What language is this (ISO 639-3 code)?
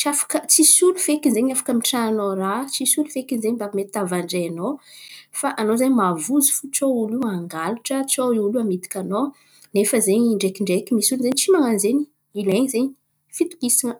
xmv